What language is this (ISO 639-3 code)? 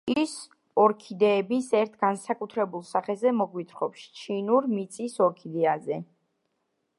kat